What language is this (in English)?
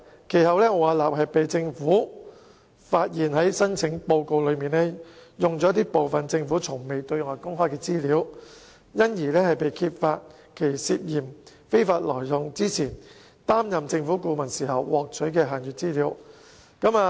Cantonese